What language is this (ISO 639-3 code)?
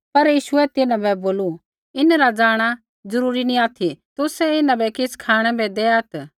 kfx